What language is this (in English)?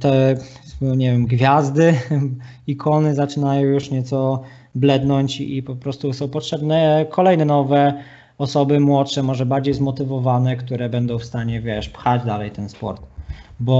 Polish